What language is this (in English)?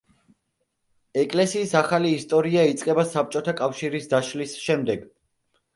Georgian